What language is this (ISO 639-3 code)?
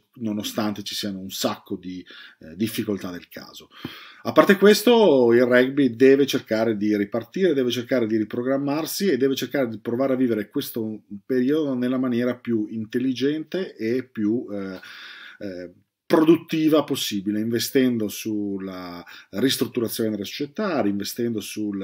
ita